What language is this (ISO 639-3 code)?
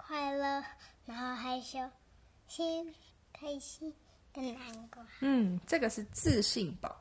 zho